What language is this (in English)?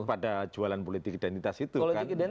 Indonesian